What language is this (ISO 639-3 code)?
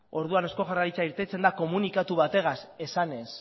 eus